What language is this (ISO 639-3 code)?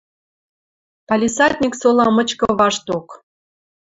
mrj